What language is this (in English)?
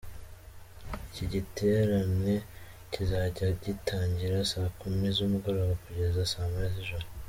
Kinyarwanda